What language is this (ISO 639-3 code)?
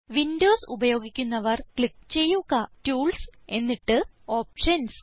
mal